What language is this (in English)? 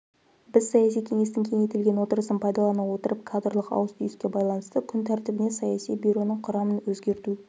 Kazakh